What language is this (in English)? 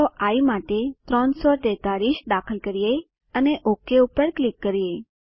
Gujarati